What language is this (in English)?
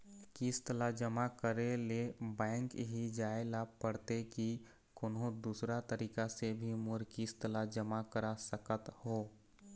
Chhattisgarhi